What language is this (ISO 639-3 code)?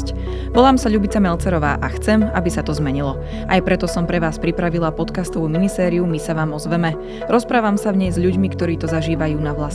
slk